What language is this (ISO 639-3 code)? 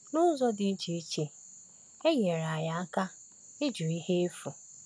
ibo